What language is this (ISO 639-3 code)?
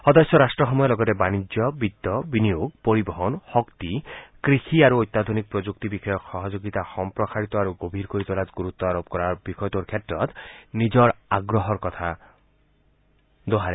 asm